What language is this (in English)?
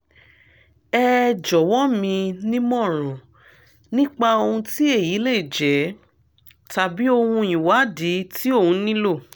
Yoruba